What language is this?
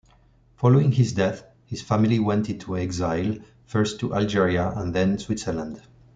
English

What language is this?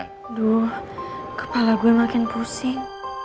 Indonesian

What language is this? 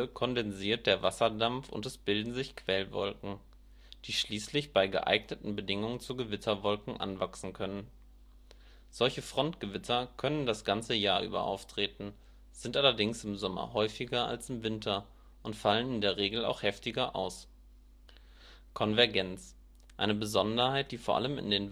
German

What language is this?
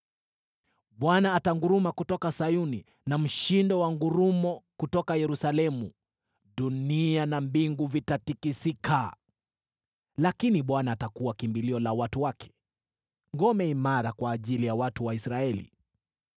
Swahili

